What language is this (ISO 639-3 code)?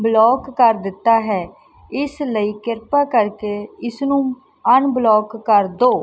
pan